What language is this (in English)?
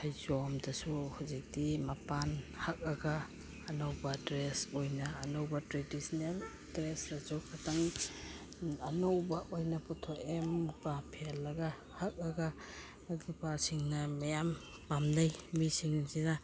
Manipuri